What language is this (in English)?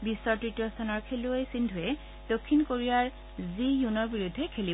Assamese